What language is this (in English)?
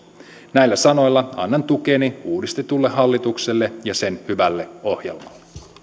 Finnish